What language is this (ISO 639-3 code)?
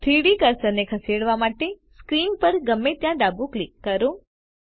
guj